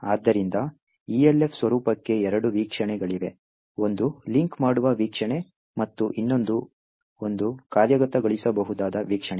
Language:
Kannada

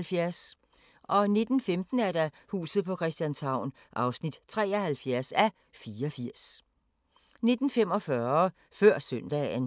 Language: Danish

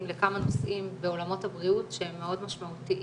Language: Hebrew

